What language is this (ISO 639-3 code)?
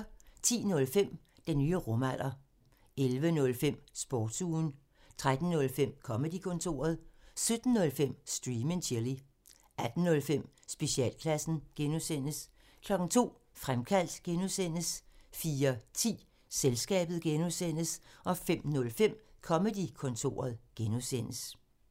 dan